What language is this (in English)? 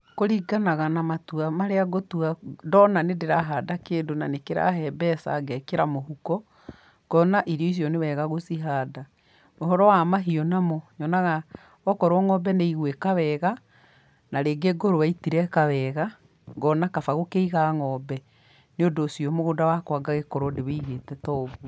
Kikuyu